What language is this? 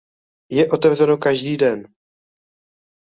Czech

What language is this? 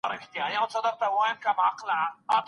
Pashto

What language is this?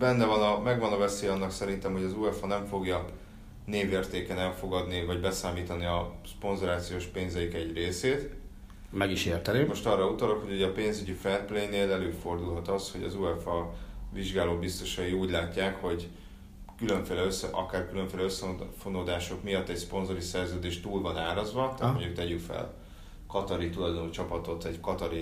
Hungarian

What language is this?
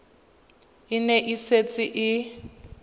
Tswana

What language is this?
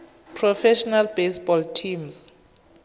Tswana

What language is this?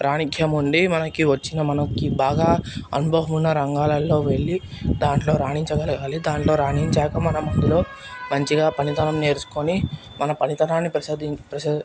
Telugu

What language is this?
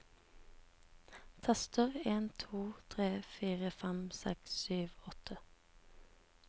Norwegian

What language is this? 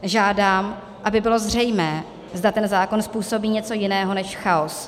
Czech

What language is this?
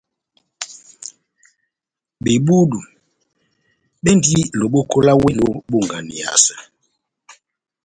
Batanga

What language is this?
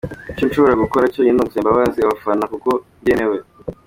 Kinyarwanda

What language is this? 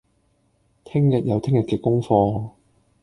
Cantonese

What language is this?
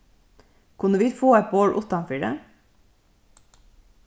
Faroese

